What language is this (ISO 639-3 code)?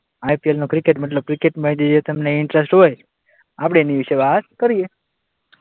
guj